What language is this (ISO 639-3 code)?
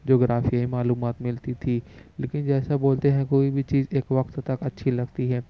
urd